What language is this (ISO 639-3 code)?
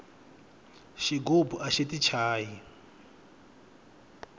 tso